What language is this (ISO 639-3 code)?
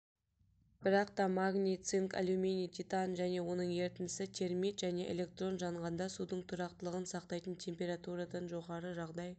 kaz